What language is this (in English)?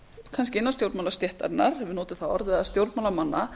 Icelandic